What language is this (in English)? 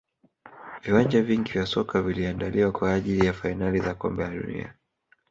Swahili